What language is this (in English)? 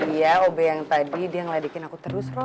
Indonesian